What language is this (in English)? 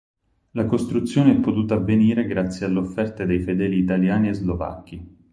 Italian